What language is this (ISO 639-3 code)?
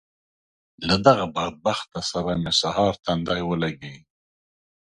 pus